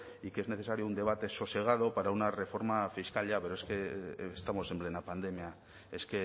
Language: Spanish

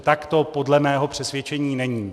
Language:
Czech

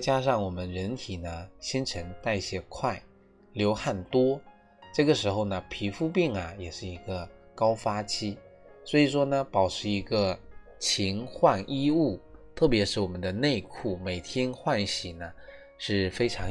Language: Chinese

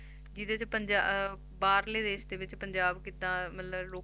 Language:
Punjabi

